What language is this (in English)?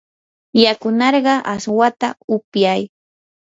Yanahuanca Pasco Quechua